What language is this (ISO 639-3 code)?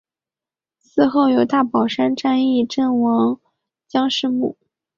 zho